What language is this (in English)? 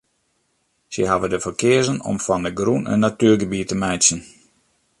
Western Frisian